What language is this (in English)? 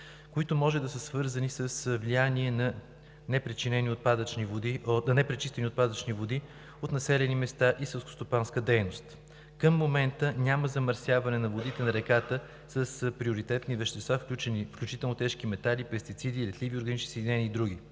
Bulgarian